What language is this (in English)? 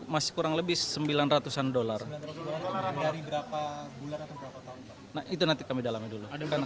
Indonesian